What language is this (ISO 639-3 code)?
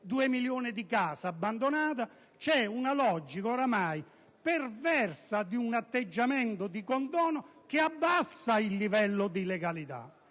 ita